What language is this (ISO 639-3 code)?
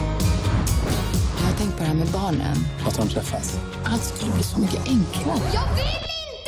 swe